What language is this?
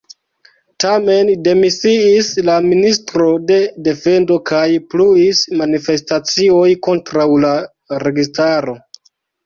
Esperanto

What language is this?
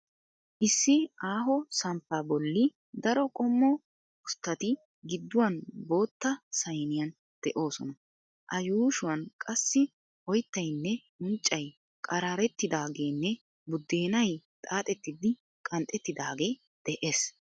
Wolaytta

